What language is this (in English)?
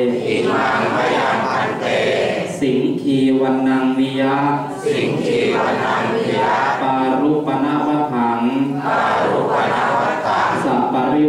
Thai